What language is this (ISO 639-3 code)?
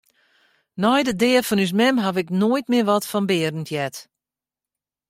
fry